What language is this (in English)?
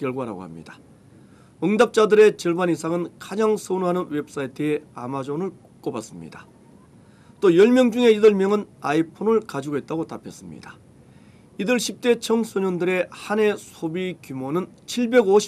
Korean